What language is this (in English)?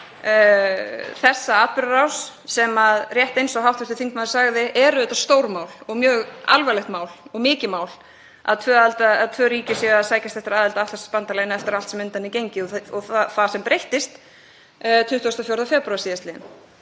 Icelandic